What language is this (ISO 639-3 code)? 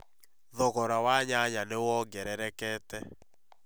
kik